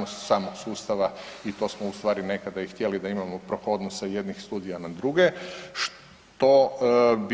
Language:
Croatian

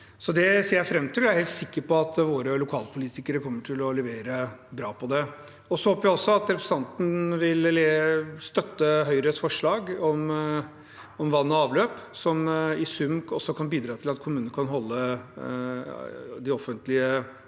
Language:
Norwegian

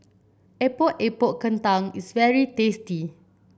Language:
English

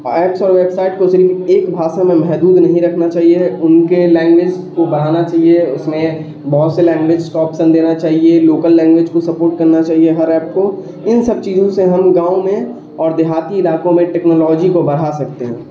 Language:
Urdu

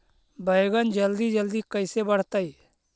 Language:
Magahi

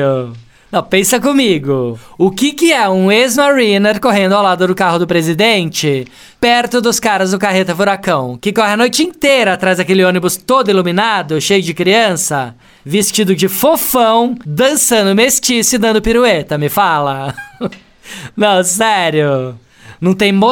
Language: Portuguese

